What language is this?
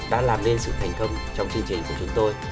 Vietnamese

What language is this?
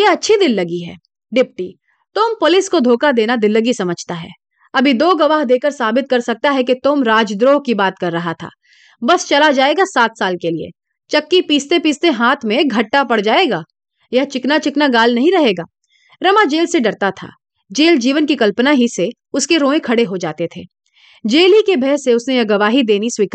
Hindi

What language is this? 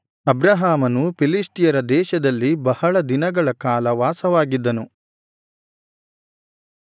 Kannada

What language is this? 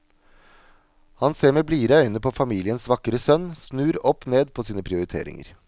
Norwegian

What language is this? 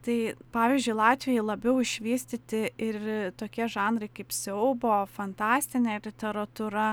Lithuanian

